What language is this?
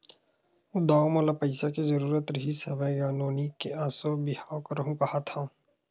Chhattisgarhi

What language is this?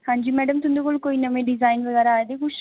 Dogri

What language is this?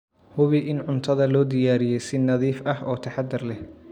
Somali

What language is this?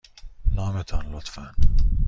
Persian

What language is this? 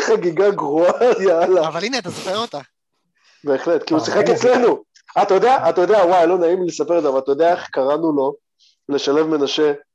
Hebrew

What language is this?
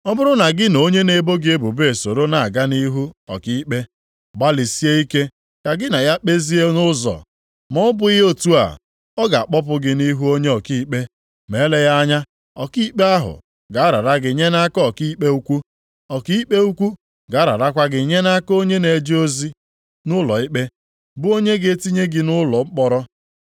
Igbo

